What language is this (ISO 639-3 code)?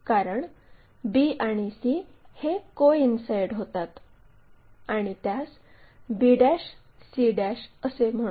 mar